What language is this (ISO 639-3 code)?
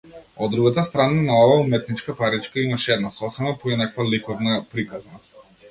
mkd